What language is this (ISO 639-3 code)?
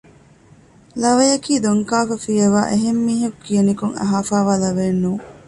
div